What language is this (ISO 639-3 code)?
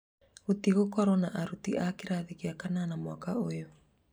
kik